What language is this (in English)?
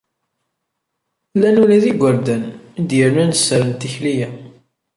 Kabyle